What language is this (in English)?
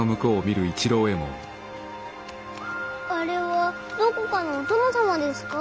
Japanese